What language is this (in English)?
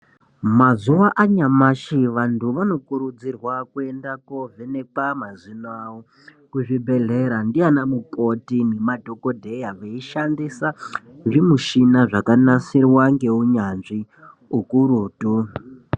Ndau